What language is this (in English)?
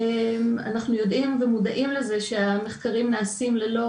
Hebrew